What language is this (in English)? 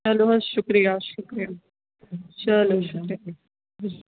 Kashmiri